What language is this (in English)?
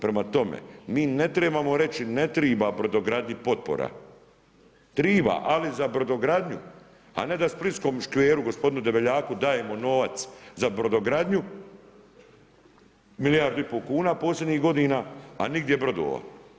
Croatian